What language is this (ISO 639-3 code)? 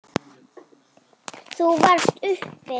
isl